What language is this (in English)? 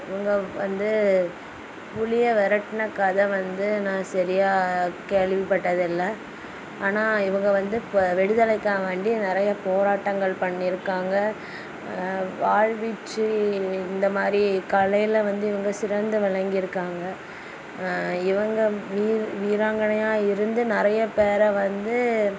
Tamil